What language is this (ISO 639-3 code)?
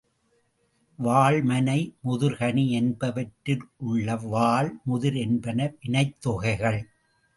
tam